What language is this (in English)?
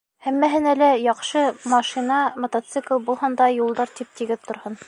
Bashkir